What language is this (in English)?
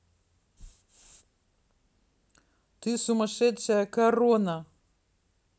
Russian